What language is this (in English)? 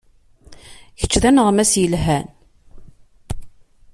Kabyle